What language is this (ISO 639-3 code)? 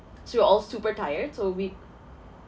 eng